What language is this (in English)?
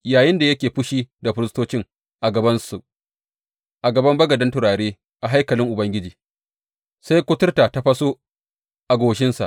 Hausa